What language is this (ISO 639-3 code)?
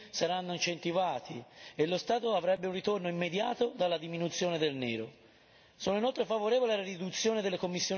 ita